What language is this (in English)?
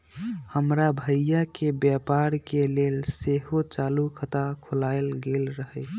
Magahi